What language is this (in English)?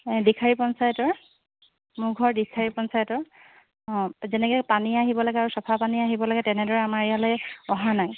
Assamese